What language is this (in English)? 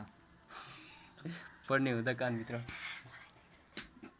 Nepali